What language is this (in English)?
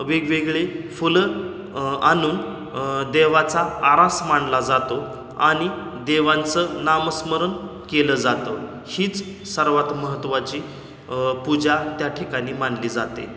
Marathi